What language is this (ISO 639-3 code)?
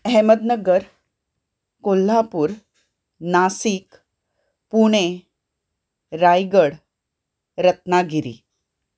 kok